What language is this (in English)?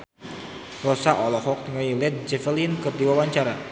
Sundanese